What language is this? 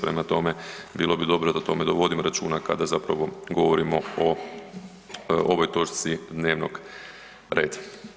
Croatian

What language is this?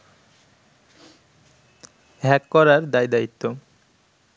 Bangla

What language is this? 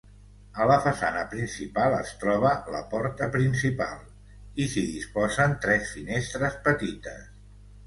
Catalan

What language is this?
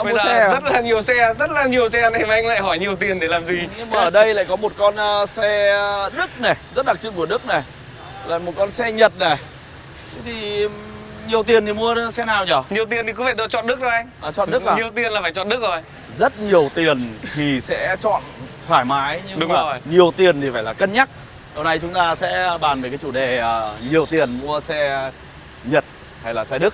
Vietnamese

